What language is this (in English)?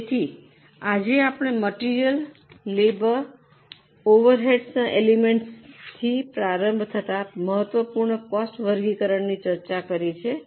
Gujarati